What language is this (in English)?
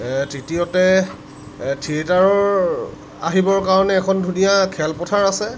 Assamese